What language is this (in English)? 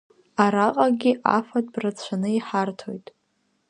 Abkhazian